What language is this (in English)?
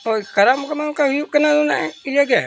Santali